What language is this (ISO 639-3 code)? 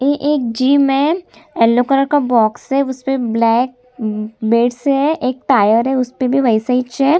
hin